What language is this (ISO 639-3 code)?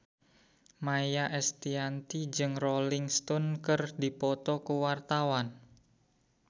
sun